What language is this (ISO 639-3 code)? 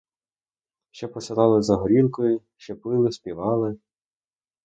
ukr